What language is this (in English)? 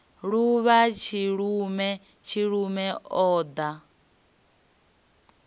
Venda